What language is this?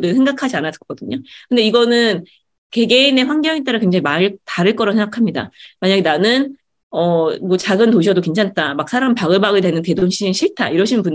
Korean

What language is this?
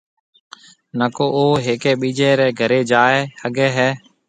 Marwari (Pakistan)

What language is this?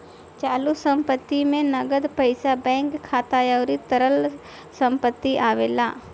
Bhojpuri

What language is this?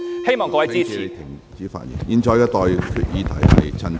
Cantonese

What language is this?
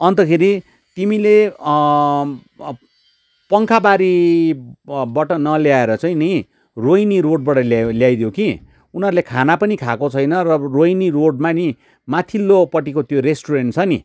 Nepali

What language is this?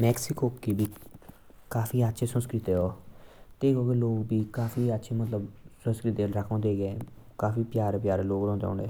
Jaunsari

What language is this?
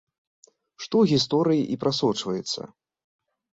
Belarusian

